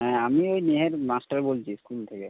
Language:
Bangla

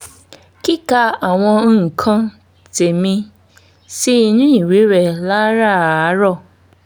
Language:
Yoruba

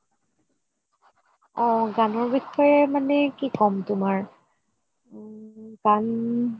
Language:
Assamese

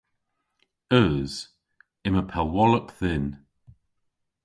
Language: Cornish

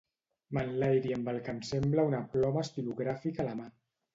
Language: Catalan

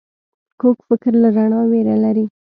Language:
Pashto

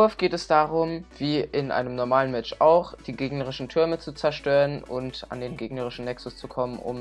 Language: German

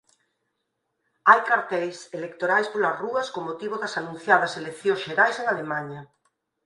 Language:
Galician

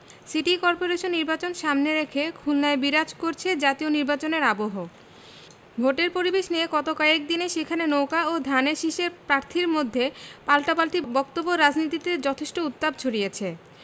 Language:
Bangla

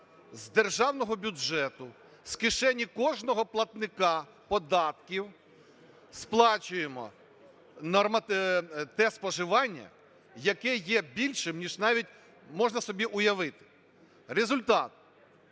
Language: Ukrainian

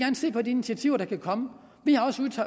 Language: Danish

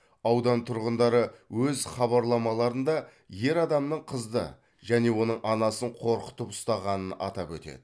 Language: Kazakh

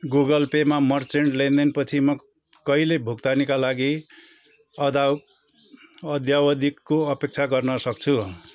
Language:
Nepali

